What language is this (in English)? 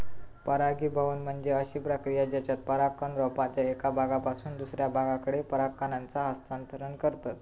Marathi